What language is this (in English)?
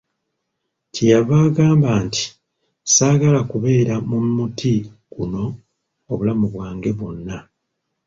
Ganda